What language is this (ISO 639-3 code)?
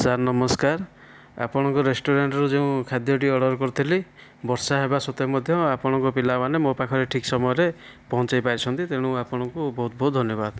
ori